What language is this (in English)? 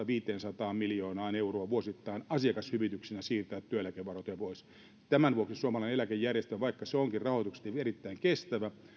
Finnish